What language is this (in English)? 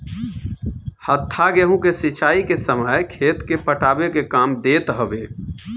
Bhojpuri